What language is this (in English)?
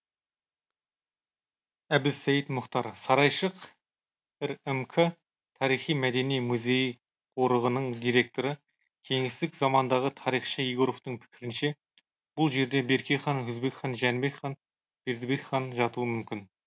Kazakh